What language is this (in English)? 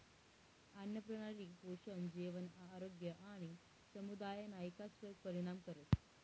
Marathi